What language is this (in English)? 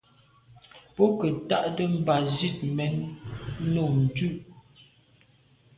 Medumba